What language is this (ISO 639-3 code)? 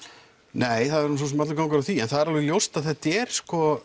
isl